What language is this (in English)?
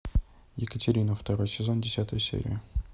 Russian